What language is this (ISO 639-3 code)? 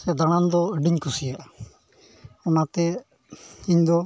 sat